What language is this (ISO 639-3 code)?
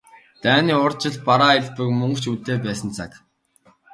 mon